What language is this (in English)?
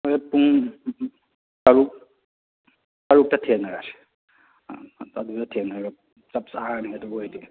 Manipuri